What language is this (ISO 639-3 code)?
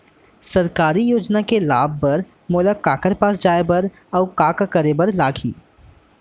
hne